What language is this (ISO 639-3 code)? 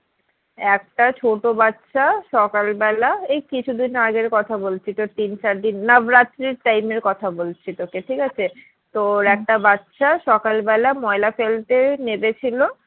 ben